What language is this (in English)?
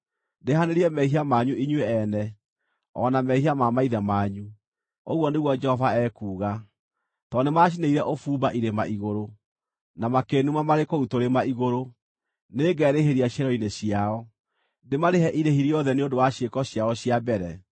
Kikuyu